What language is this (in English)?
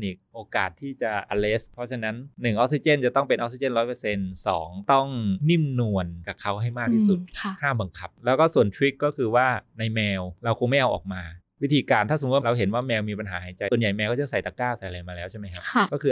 Thai